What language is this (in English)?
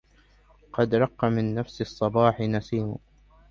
Arabic